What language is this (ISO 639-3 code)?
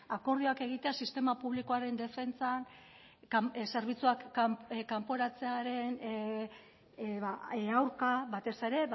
eus